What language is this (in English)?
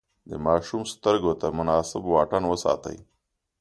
Pashto